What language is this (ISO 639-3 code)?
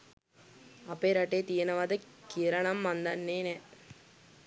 sin